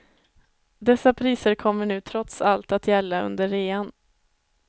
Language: Swedish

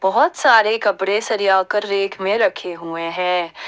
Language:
Hindi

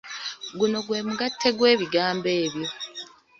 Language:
Ganda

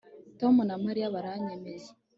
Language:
Kinyarwanda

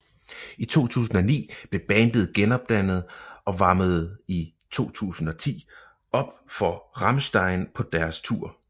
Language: Danish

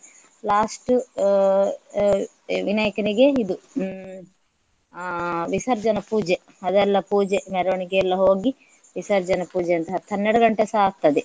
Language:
Kannada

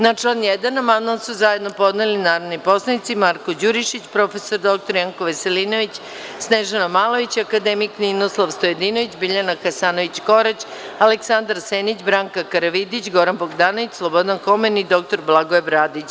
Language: Serbian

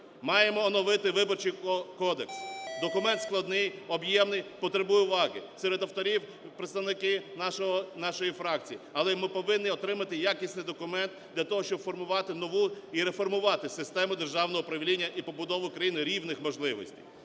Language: Ukrainian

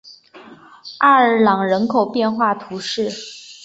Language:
Chinese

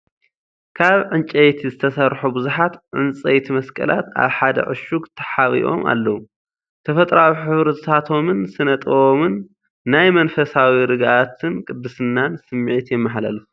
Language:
Tigrinya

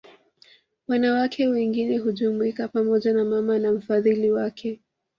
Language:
Swahili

